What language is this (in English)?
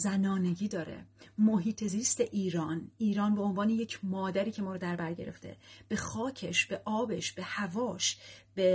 Persian